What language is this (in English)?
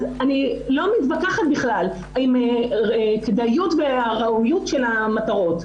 Hebrew